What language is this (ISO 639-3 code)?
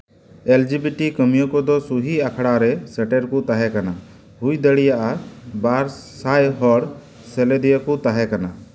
sat